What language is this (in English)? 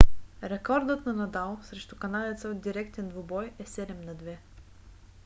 Bulgarian